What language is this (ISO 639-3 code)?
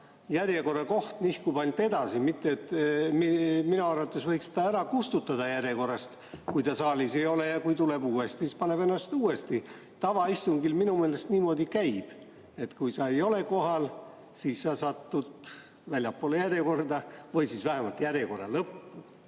est